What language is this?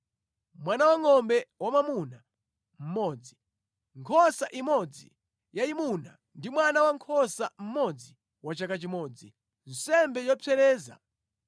Nyanja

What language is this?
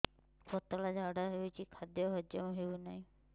Odia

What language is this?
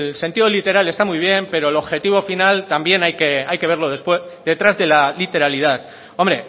Spanish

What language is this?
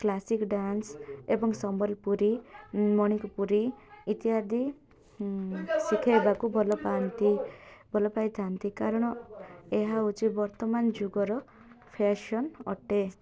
Odia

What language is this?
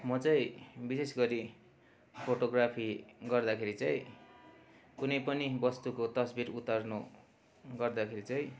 Nepali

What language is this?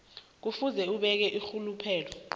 South Ndebele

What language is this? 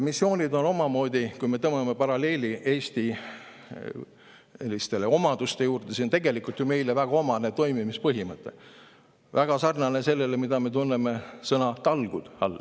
Estonian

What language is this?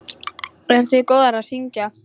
Icelandic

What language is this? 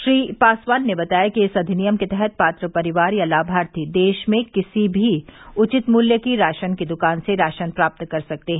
Hindi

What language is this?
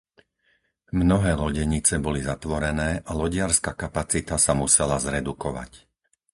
Slovak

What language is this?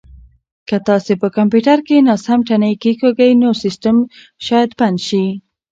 Pashto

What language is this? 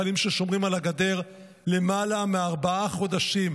Hebrew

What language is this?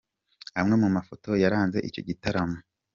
Kinyarwanda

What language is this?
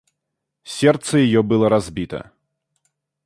Russian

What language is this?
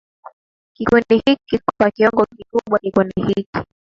Swahili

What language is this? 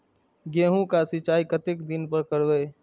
Maithili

